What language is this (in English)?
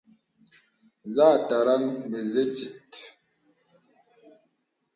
Bebele